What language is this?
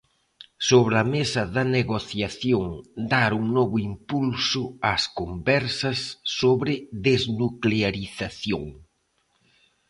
Galician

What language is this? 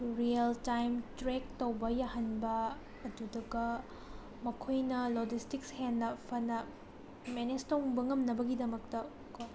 Manipuri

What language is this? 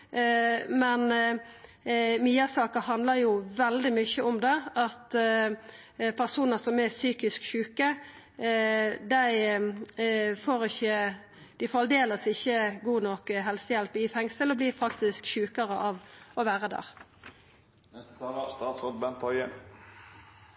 Norwegian Nynorsk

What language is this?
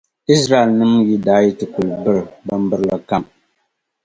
Dagbani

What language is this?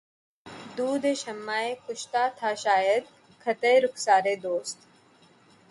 Urdu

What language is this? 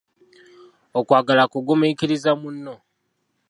Ganda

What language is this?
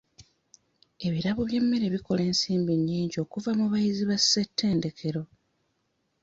Ganda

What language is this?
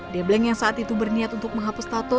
Indonesian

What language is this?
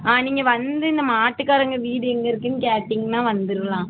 Tamil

